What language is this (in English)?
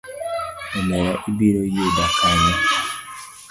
Luo (Kenya and Tanzania)